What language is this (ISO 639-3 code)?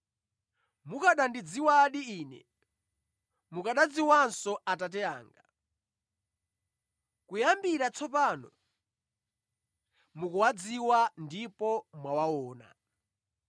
nya